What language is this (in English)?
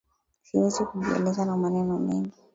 Swahili